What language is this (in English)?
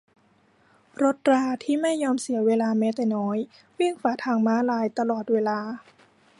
Thai